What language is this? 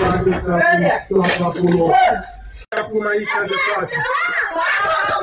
Romanian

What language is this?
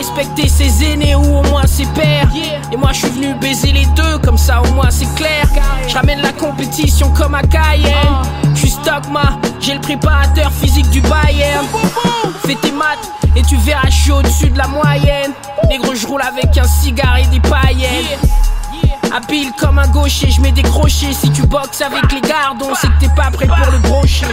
French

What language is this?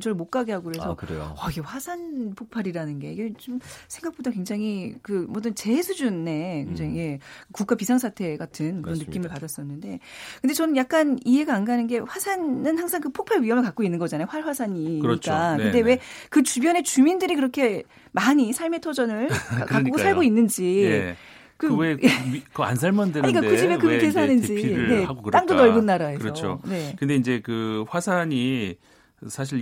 Korean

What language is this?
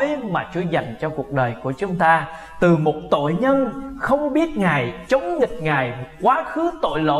Vietnamese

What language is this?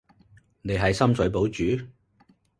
Cantonese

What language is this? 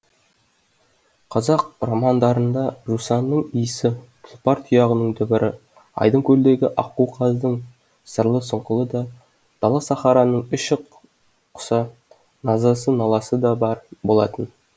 Kazakh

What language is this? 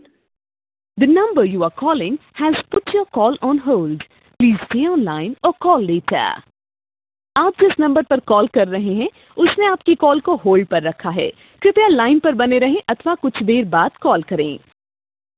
Maithili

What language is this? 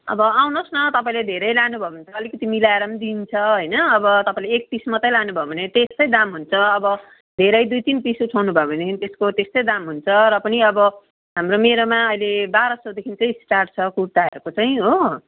Nepali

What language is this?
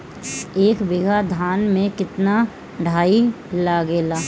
Bhojpuri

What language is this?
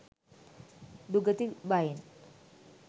Sinhala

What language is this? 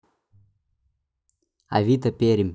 Russian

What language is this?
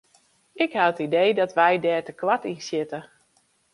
Western Frisian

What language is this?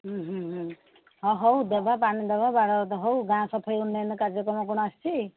Odia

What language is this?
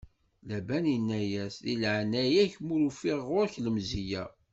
Kabyle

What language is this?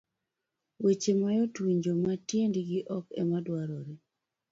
Luo (Kenya and Tanzania)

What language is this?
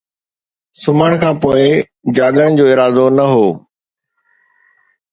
Sindhi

